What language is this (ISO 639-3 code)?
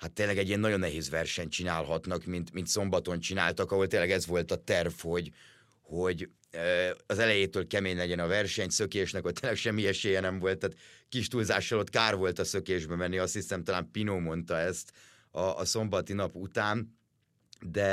hun